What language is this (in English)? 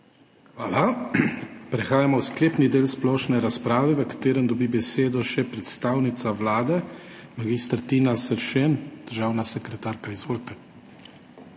Slovenian